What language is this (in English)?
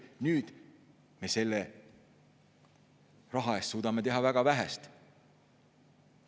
Estonian